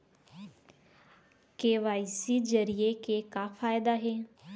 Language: Chhattisgarhi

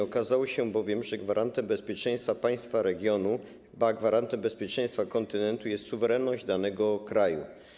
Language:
Polish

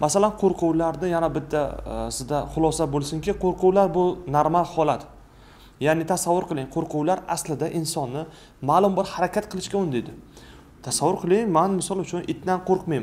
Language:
Turkish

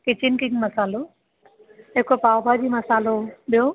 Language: Sindhi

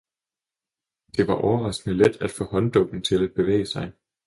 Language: Danish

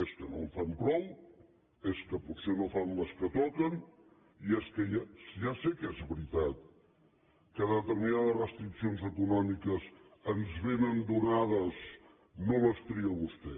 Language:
Catalan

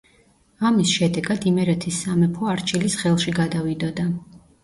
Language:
Georgian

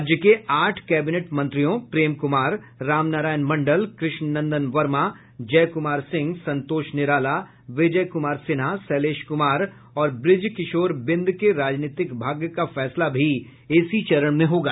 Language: Hindi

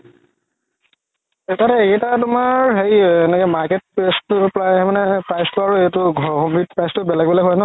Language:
Assamese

